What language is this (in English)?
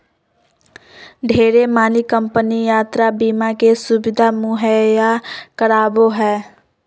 Magahi